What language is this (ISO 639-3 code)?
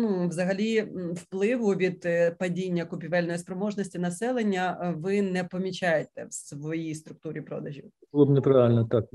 ukr